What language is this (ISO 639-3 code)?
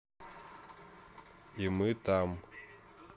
rus